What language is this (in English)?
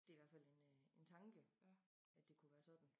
Danish